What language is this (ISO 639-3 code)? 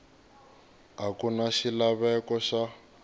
tso